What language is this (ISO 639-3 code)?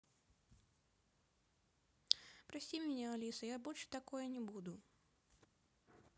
rus